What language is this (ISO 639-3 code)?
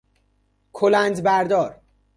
fas